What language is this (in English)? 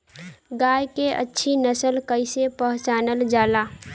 Bhojpuri